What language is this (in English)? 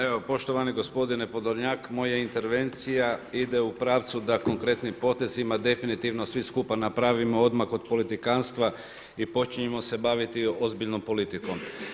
Croatian